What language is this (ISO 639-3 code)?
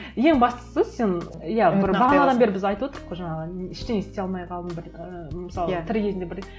kaz